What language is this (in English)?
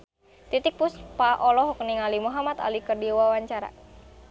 Sundanese